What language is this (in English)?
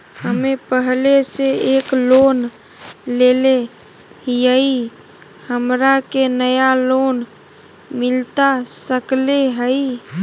Magahi